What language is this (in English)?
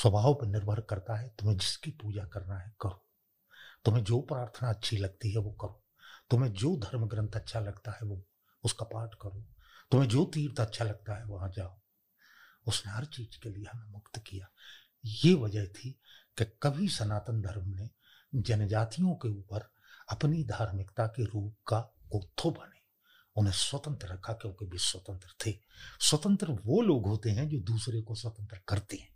Hindi